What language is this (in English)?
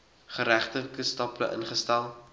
Afrikaans